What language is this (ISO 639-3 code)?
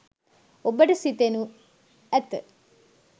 sin